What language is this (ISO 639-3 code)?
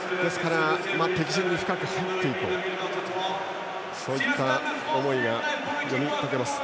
jpn